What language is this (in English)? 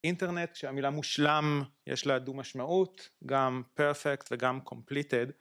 Hebrew